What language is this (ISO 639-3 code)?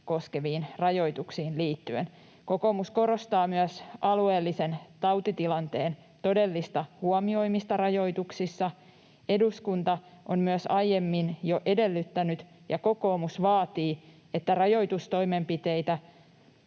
fin